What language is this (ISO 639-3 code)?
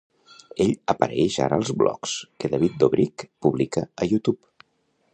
cat